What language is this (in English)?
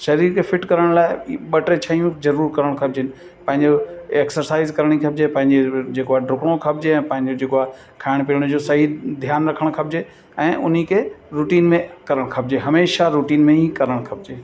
Sindhi